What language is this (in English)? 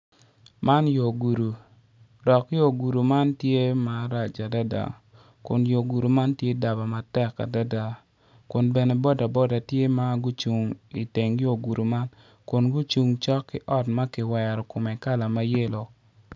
Acoli